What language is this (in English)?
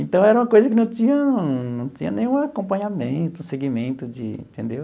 Portuguese